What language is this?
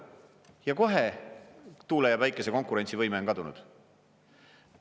Estonian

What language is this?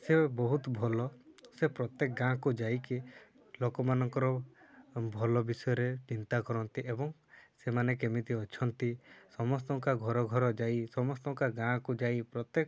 Odia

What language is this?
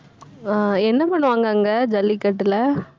Tamil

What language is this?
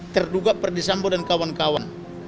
Indonesian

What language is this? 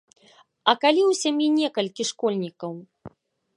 Belarusian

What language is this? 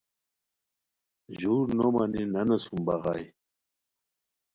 Khowar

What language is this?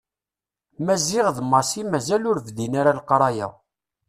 Kabyle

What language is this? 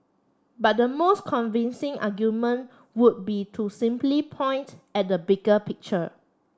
English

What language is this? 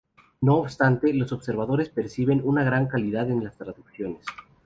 Spanish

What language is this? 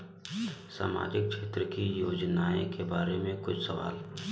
Bhojpuri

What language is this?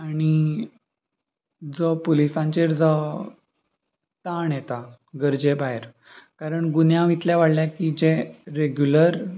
Konkani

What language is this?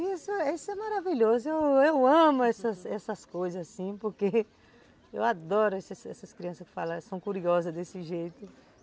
Portuguese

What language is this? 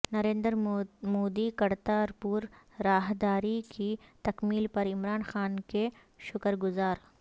Urdu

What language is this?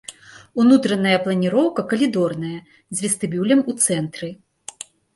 Belarusian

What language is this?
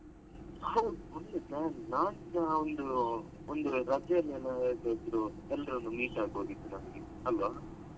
Kannada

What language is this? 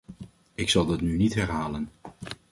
Dutch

